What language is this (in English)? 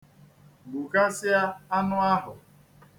Igbo